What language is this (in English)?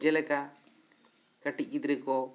Santali